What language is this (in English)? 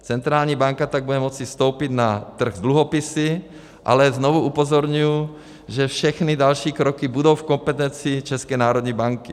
Czech